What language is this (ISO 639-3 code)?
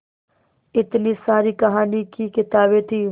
hin